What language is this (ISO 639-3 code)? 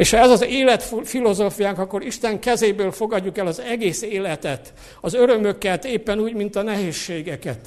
hun